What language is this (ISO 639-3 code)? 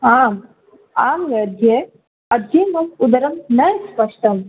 san